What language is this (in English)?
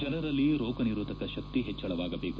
Kannada